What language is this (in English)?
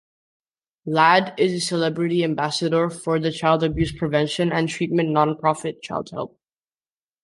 English